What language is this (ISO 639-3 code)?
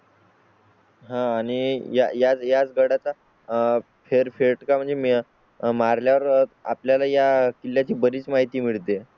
mar